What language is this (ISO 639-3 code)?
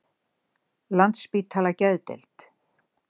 isl